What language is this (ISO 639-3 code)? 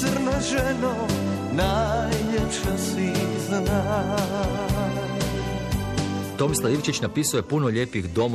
hrv